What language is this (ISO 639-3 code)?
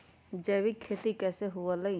mag